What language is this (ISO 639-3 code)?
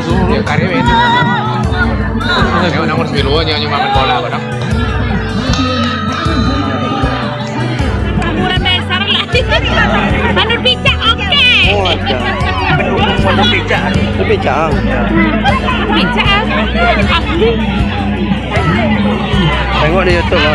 ind